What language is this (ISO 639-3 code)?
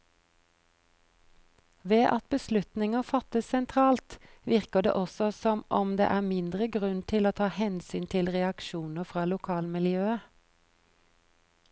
nor